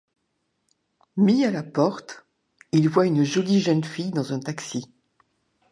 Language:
French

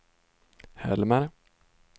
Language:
Swedish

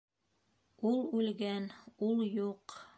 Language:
Bashkir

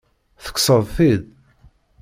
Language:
Kabyle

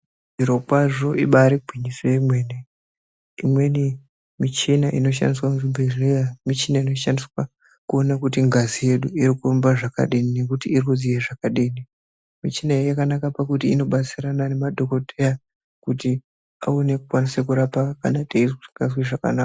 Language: Ndau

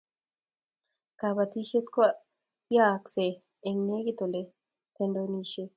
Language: Kalenjin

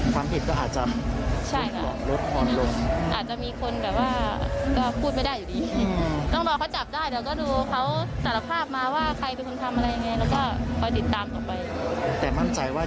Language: Thai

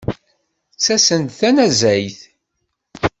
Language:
Kabyle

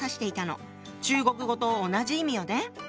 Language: Japanese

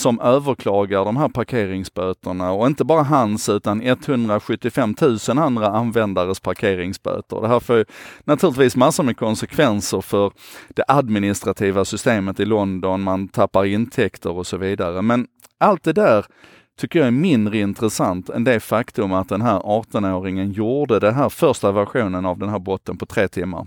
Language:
Swedish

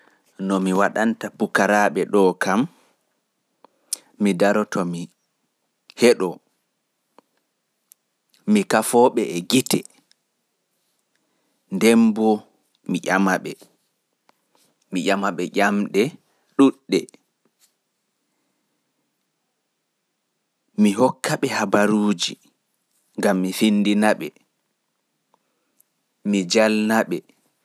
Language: Pular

